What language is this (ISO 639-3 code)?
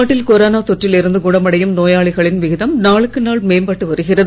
tam